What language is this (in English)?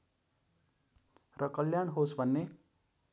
Nepali